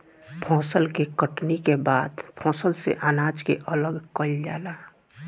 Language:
Bhojpuri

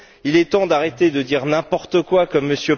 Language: French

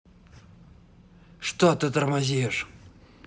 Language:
Russian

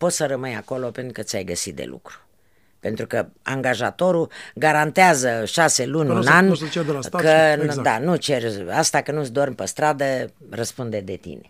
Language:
Romanian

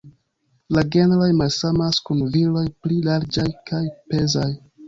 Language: Esperanto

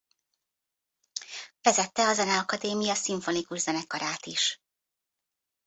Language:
Hungarian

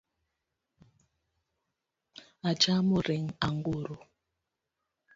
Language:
Luo (Kenya and Tanzania)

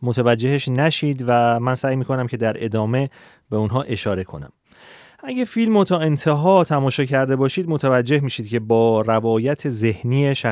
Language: Persian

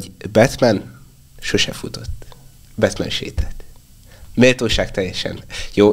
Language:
Hungarian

